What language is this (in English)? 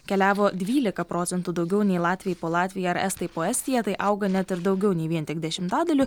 Lithuanian